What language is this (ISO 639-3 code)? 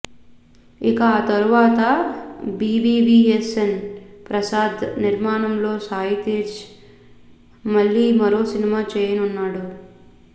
tel